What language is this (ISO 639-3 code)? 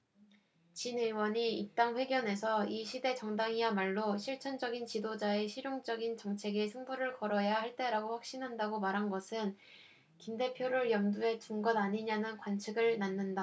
kor